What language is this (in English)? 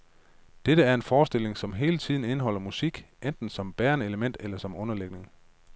Danish